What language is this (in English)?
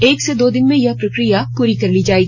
Hindi